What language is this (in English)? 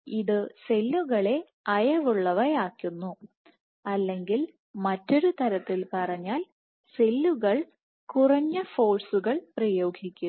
Malayalam